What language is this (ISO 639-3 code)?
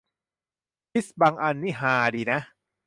tha